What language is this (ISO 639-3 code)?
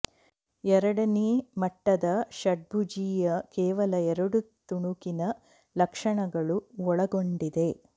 kan